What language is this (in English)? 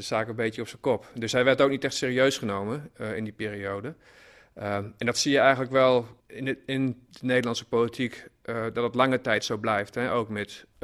Dutch